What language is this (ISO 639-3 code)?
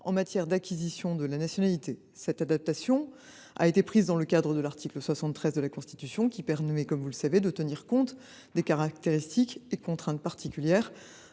fra